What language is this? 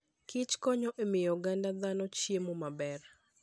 Luo (Kenya and Tanzania)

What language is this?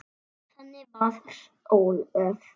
Icelandic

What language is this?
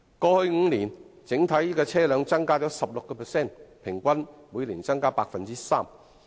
Cantonese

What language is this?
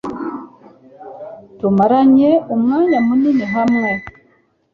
Kinyarwanda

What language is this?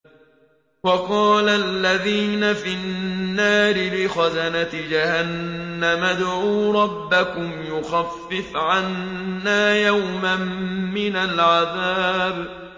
Arabic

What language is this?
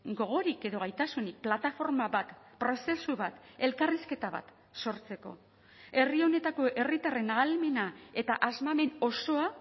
Basque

